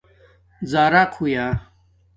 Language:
Domaaki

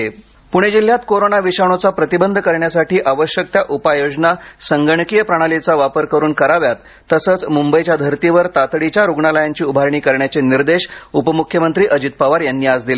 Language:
Marathi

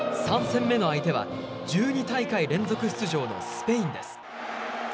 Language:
Japanese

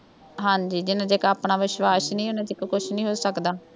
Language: Punjabi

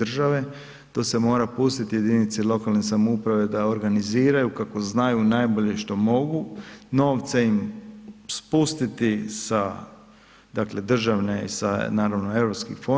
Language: Croatian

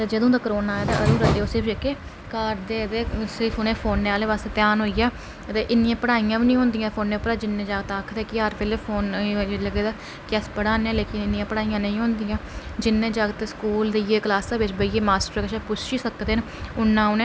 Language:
Dogri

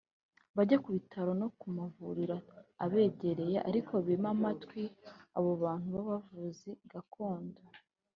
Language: Kinyarwanda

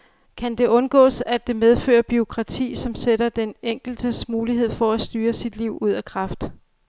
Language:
Danish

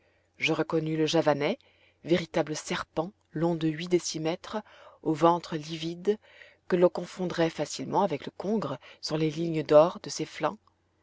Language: French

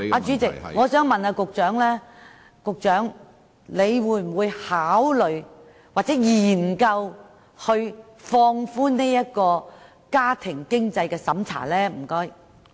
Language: Cantonese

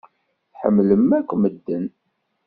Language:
Kabyle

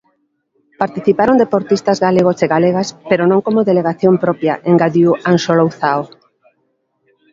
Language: Galician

